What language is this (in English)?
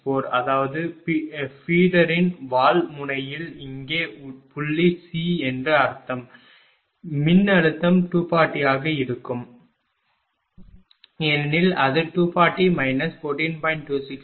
Tamil